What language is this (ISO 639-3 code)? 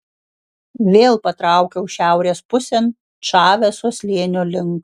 lit